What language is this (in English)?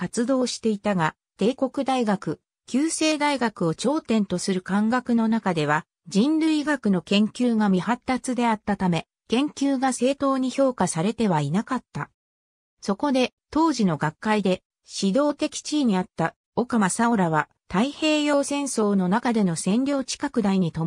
Japanese